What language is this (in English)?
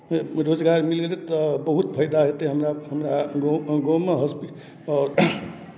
Maithili